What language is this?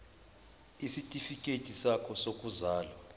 Zulu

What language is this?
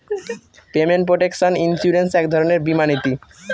Bangla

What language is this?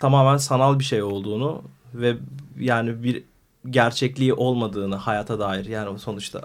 Turkish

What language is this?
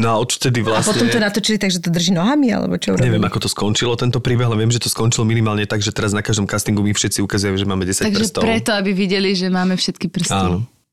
Slovak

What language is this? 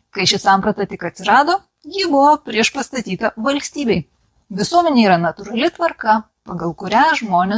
Lithuanian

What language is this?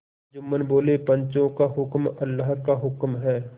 Hindi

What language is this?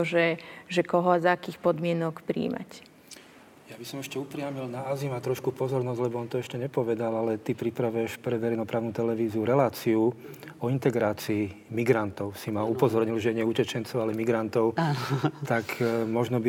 Slovak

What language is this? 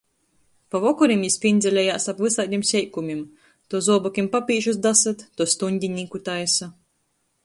Latgalian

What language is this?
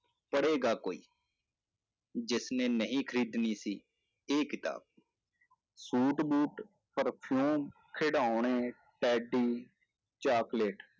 Punjabi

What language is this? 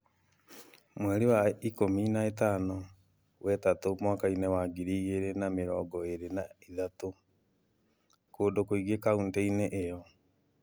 Kikuyu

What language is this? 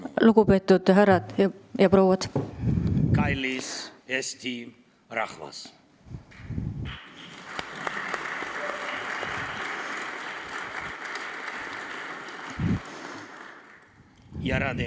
Estonian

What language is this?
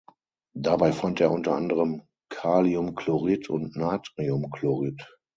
German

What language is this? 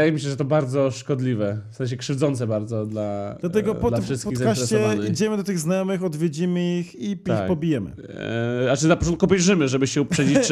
Polish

